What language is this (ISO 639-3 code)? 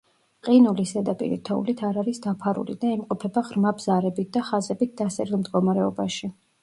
kat